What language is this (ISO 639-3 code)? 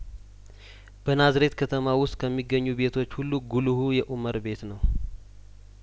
amh